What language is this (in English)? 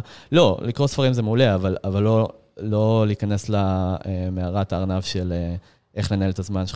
Hebrew